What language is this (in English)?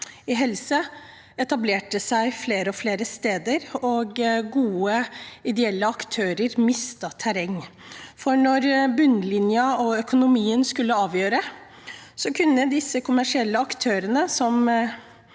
Norwegian